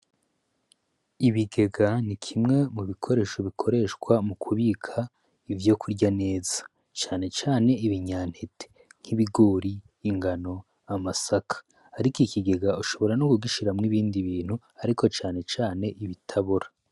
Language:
Rundi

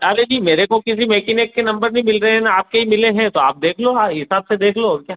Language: Hindi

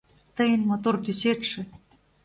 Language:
Mari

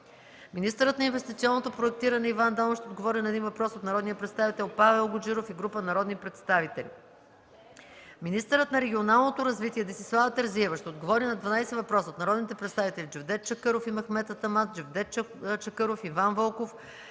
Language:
Bulgarian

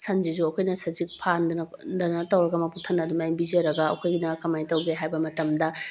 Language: Manipuri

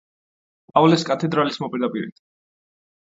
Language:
Georgian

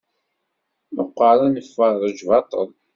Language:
Kabyle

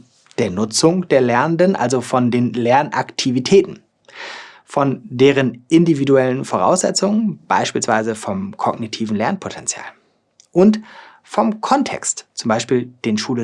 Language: German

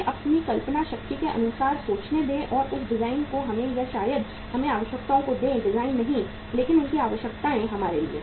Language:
Hindi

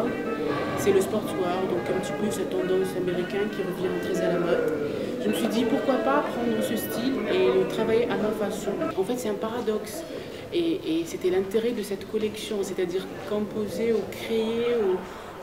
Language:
French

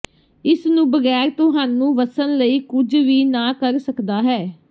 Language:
Punjabi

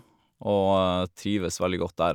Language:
Norwegian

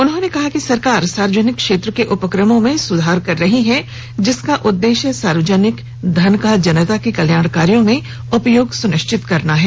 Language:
Hindi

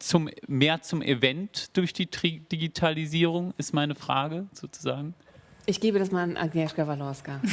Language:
German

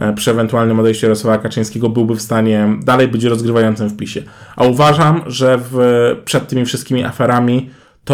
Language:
Polish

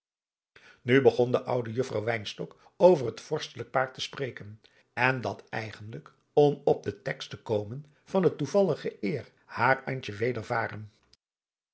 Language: Dutch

